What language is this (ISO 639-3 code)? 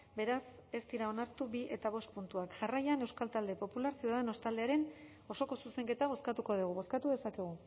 eus